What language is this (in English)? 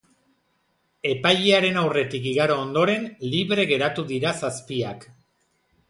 Basque